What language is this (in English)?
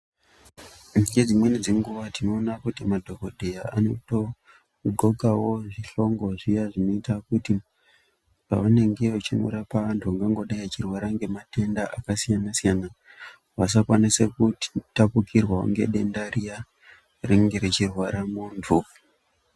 Ndau